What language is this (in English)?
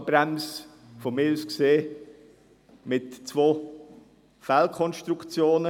Swiss German